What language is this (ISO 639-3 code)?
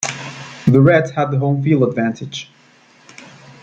eng